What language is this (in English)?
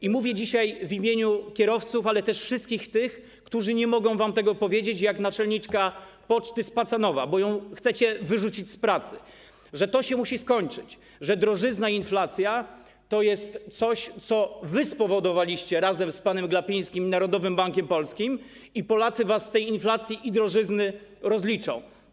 Polish